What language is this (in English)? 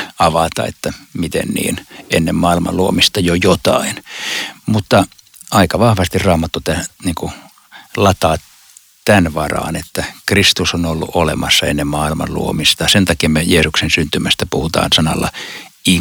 Finnish